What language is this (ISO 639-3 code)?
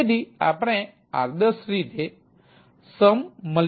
guj